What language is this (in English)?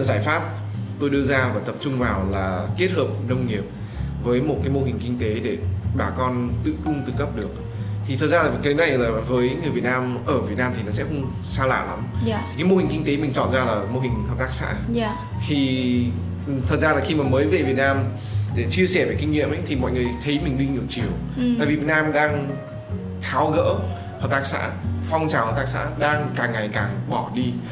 Vietnamese